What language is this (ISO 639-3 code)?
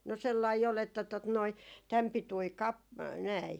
fin